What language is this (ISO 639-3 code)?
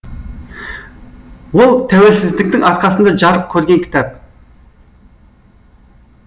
kaz